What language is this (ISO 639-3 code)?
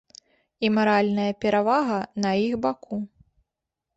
bel